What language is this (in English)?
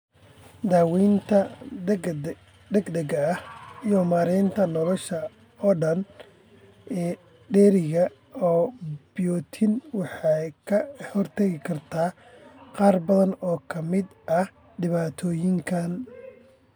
Somali